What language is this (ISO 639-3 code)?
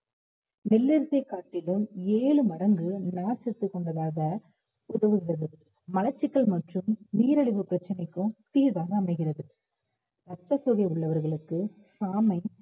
tam